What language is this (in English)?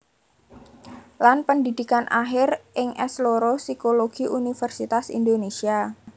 Javanese